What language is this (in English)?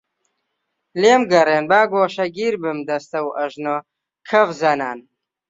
Central Kurdish